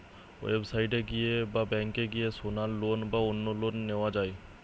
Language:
Bangla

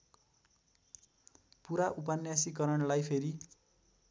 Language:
Nepali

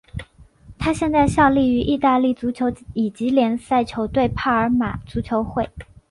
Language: Chinese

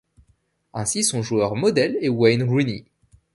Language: French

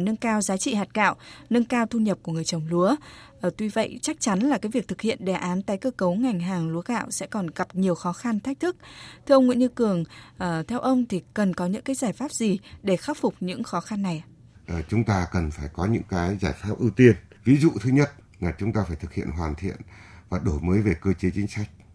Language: Vietnamese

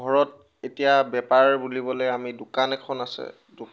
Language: Assamese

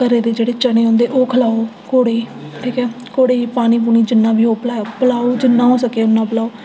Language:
Dogri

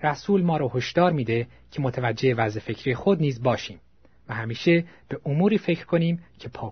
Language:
Persian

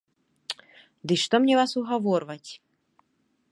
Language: Belarusian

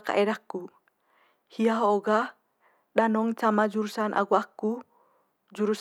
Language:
Manggarai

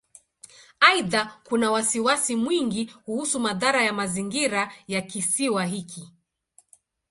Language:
Swahili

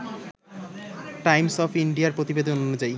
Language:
Bangla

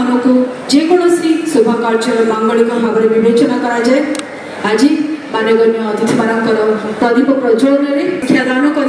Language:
Hindi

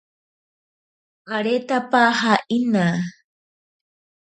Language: Ashéninka Perené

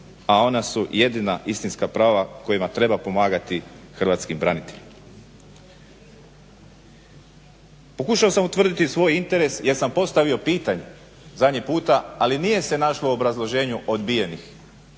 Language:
Croatian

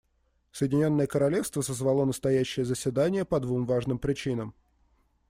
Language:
Russian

